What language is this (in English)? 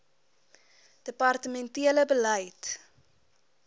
Afrikaans